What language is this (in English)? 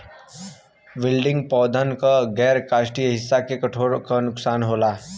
Bhojpuri